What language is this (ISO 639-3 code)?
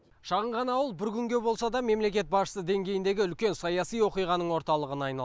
kaz